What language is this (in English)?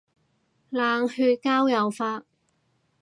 Cantonese